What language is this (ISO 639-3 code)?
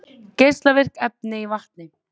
isl